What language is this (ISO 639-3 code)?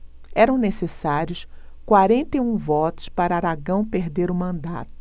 por